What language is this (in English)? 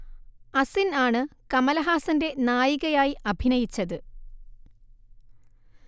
Malayalam